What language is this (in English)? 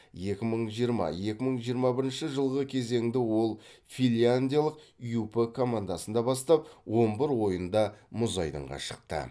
Kazakh